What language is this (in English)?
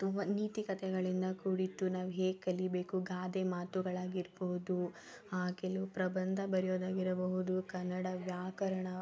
Kannada